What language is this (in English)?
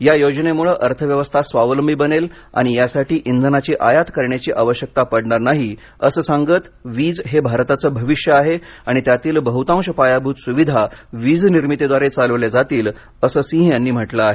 Marathi